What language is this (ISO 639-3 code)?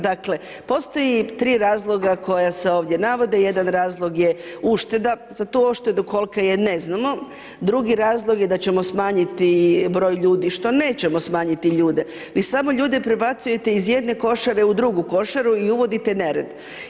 hrv